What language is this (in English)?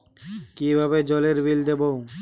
Bangla